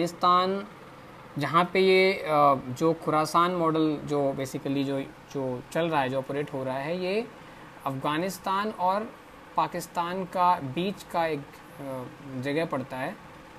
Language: Hindi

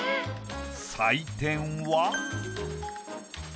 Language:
Japanese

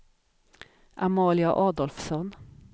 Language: Swedish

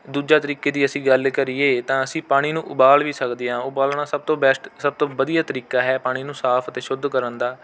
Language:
Punjabi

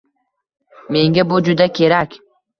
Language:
Uzbek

